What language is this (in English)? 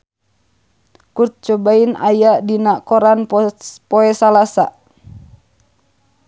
Sundanese